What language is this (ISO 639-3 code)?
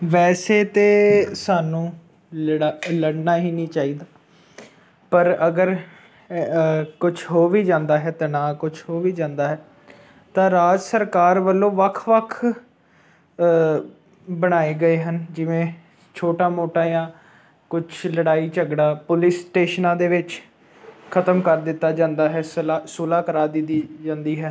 pan